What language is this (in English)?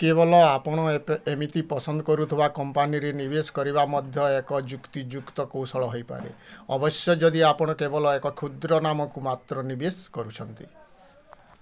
Odia